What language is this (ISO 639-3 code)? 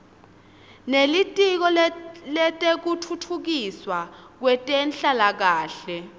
ssw